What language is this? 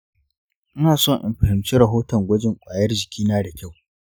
Hausa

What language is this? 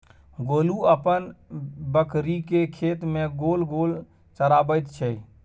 Maithili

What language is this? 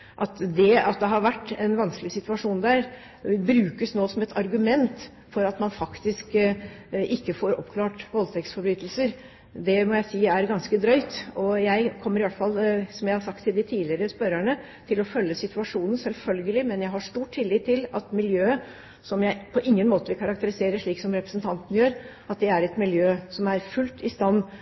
Norwegian Bokmål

